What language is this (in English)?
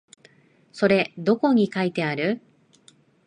Japanese